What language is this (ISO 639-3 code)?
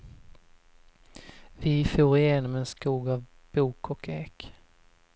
swe